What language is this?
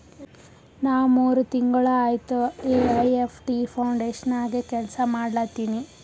Kannada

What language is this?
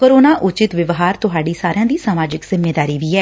Punjabi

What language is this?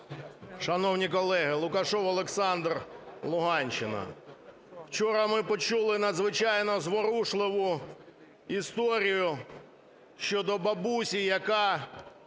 Ukrainian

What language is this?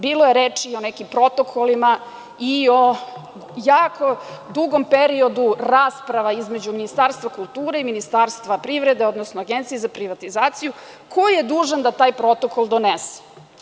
Serbian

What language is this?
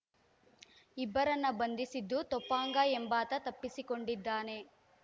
Kannada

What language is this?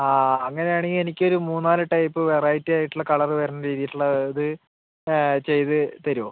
Malayalam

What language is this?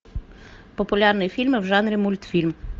Russian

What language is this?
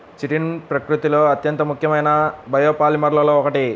Telugu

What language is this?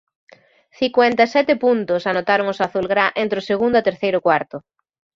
Galician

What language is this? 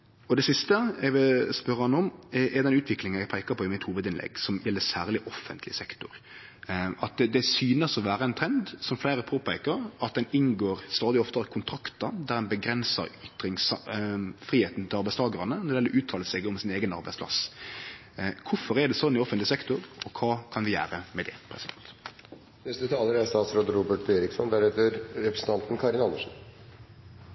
Norwegian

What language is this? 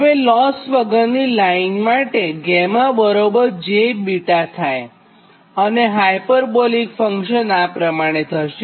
Gujarati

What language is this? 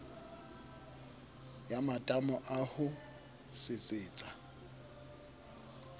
Southern Sotho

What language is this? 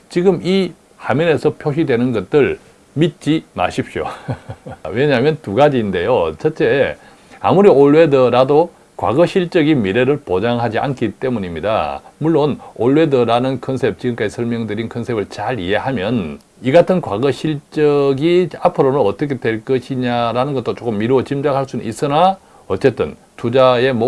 Korean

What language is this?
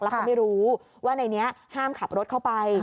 Thai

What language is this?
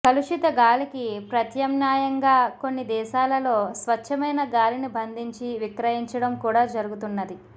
Telugu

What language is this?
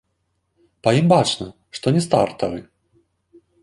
Belarusian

